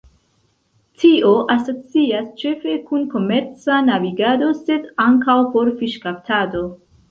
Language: Esperanto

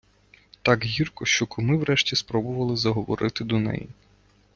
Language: Ukrainian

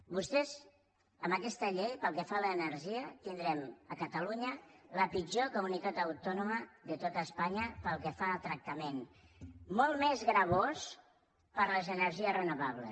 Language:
Catalan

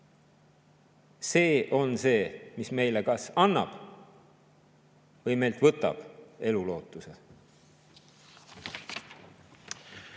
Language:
Estonian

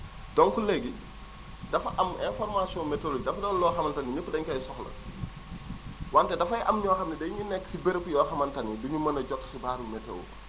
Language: Wolof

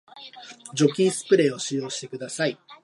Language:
Japanese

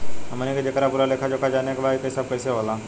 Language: Bhojpuri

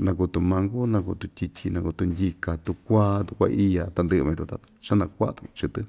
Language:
Ixtayutla Mixtec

